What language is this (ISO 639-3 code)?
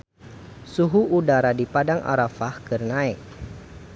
sun